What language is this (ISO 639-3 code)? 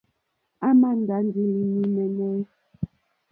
bri